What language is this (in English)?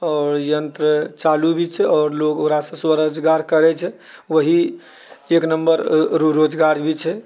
Maithili